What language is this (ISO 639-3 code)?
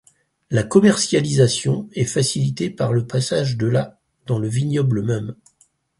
fra